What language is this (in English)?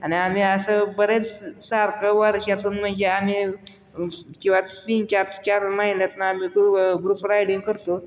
Marathi